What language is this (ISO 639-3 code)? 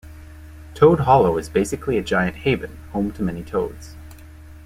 eng